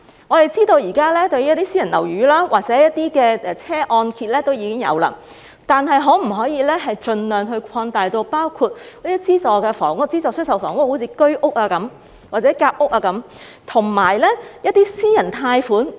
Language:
Cantonese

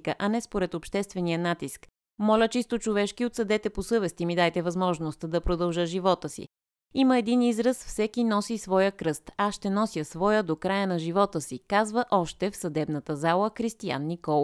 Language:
Bulgarian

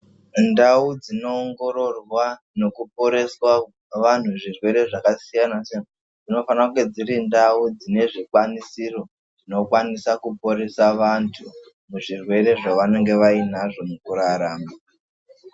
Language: Ndau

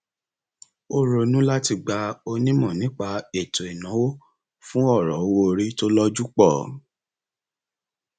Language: Yoruba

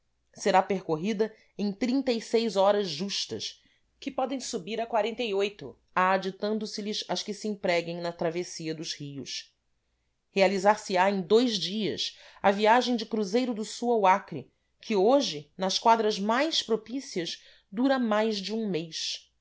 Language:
Portuguese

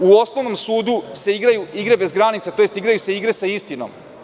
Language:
Serbian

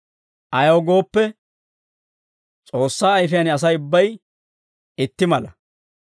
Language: Dawro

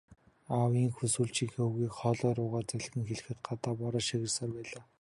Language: Mongolian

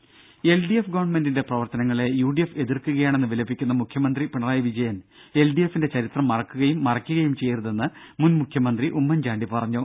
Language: Malayalam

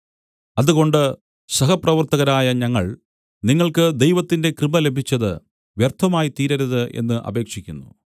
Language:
Malayalam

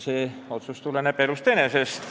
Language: Estonian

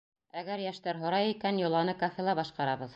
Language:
Bashkir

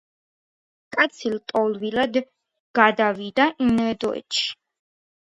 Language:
Georgian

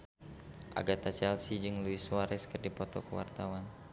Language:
Sundanese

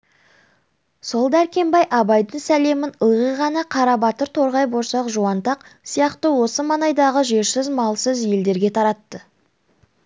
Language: Kazakh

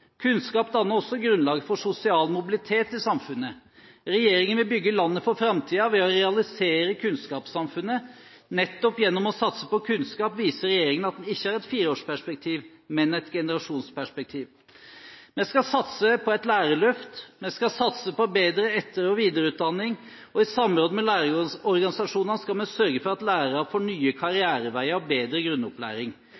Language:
Norwegian Bokmål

